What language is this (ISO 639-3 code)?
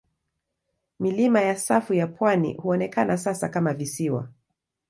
swa